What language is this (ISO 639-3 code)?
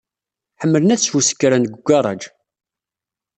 kab